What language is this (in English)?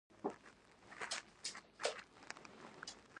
Pashto